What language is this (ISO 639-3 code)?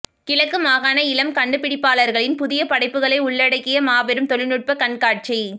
tam